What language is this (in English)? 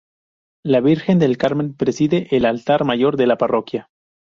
Spanish